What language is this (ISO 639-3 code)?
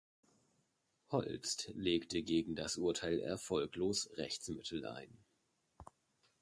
deu